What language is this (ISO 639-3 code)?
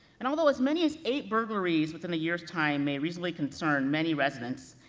eng